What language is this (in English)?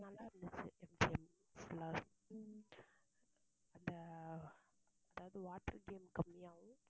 Tamil